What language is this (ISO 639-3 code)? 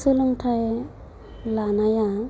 brx